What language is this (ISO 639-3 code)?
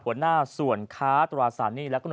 tha